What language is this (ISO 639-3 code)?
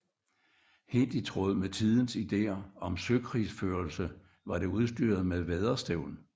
dan